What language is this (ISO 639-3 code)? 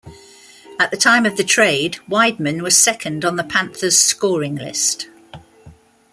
eng